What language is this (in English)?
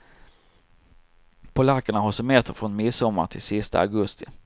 Swedish